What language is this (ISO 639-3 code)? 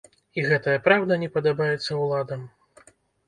bel